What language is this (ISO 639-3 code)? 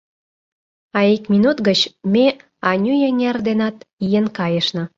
chm